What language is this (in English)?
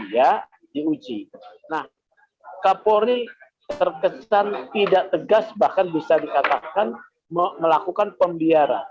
Indonesian